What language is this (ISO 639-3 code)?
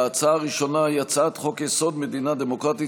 heb